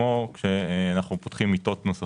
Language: Hebrew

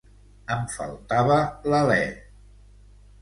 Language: Catalan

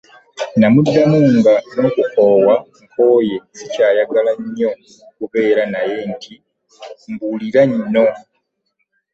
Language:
Ganda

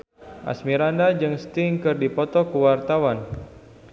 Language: Sundanese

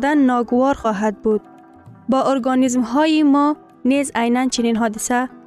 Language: Persian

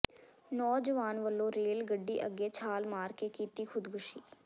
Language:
Punjabi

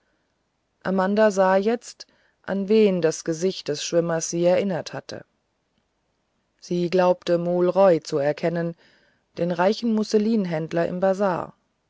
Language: German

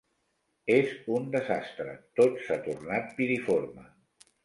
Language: Catalan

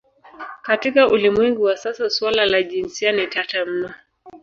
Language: Swahili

